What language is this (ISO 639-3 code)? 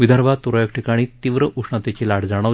mar